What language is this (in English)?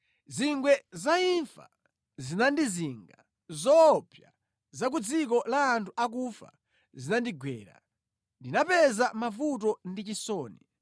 Nyanja